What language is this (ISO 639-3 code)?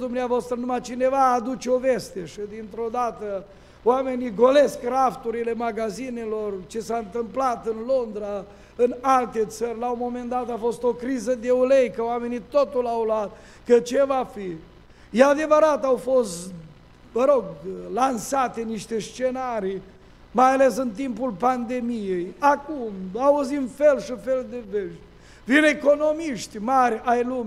ron